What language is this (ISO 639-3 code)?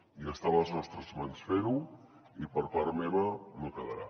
cat